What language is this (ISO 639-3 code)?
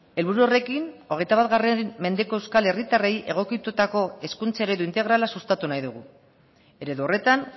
eus